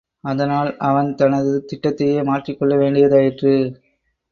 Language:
Tamil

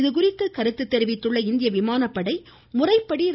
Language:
Tamil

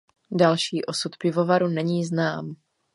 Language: Czech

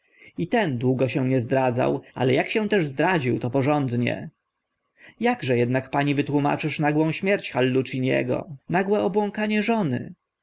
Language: Polish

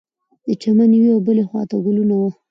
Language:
Pashto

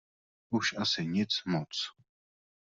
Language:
Czech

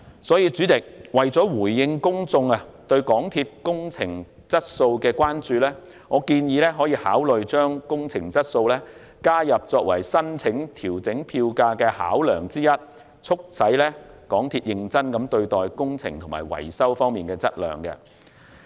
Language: Cantonese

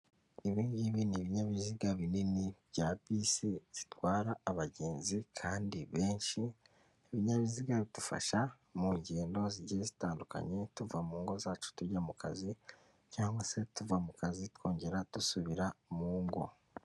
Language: Kinyarwanda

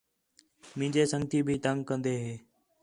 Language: Khetrani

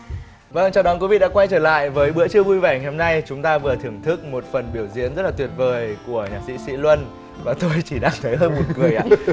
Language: Vietnamese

